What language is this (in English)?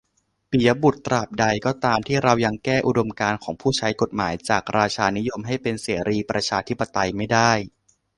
Thai